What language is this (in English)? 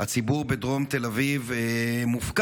Hebrew